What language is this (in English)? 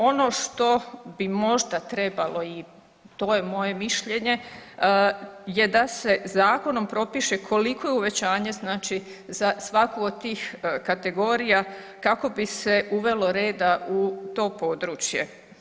Croatian